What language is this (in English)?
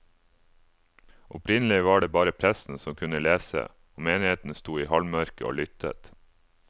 Norwegian